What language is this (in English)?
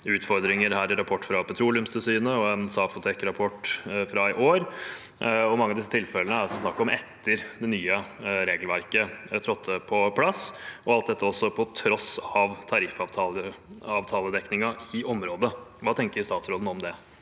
Norwegian